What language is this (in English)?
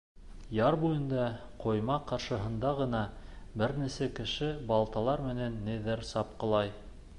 Bashkir